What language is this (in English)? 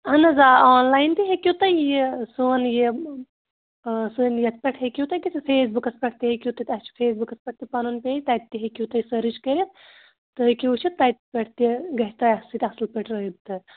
Kashmiri